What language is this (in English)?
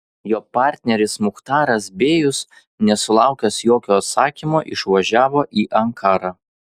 Lithuanian